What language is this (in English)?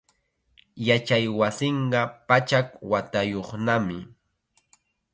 Chiquián Ancash Quechua